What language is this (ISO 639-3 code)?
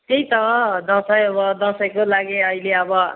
nep